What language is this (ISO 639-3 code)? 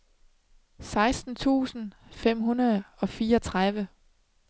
dan